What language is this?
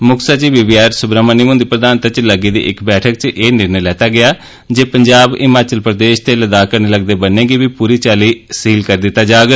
Dogri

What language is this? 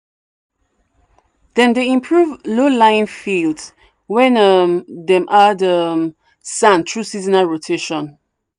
Nigerian Pidgin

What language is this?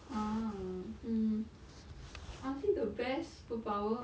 English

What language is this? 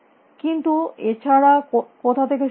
Bangla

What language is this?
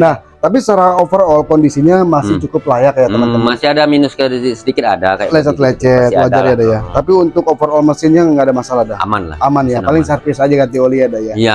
Indonesian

